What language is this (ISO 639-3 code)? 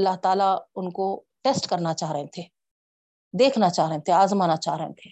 urd